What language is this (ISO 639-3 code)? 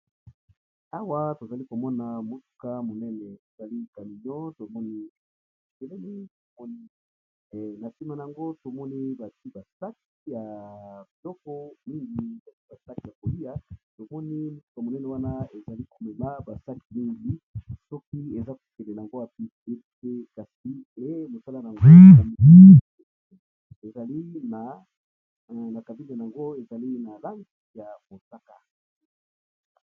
lin